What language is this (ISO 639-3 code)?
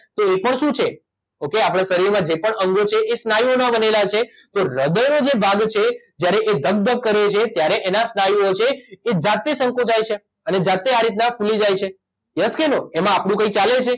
guj